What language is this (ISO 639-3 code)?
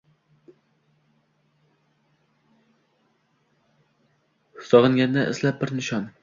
uzb